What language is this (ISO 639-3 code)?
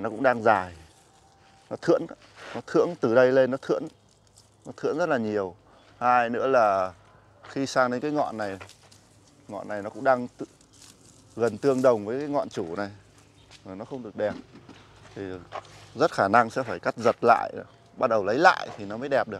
vie